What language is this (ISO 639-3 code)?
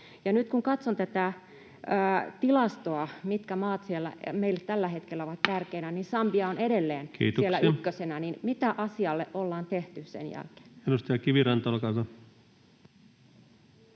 fin